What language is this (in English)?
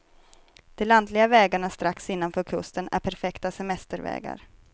Swedish